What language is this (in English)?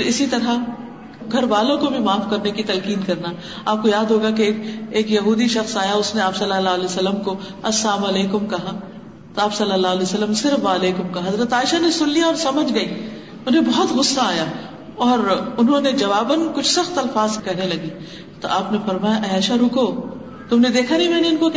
Urdu